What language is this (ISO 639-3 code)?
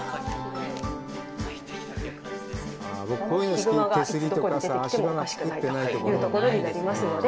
jpn